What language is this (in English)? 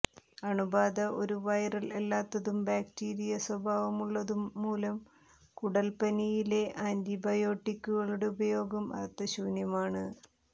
Malayalam